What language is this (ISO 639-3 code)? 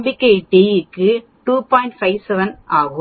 tam